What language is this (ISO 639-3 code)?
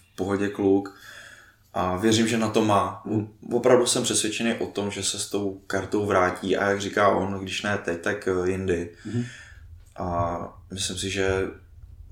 ces